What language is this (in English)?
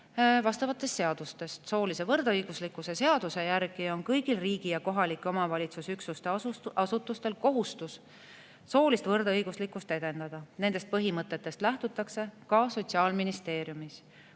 Estonian